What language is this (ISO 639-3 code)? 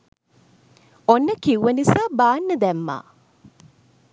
sin